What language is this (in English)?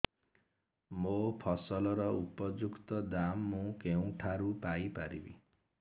Odia